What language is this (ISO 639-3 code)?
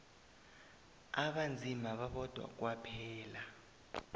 nbl